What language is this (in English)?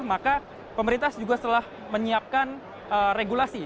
Indonesian